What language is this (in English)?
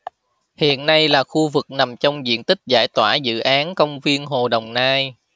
Vietnamese